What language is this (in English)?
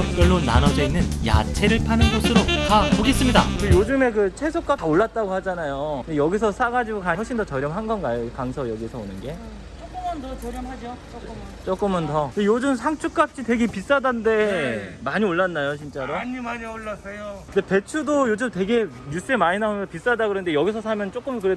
Korean